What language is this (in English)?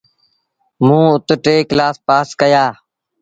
Sindhi Bhil